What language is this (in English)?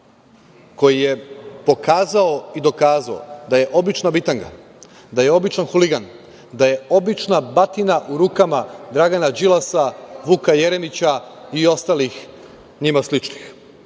Serbian